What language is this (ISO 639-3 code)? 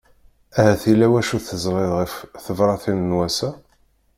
kab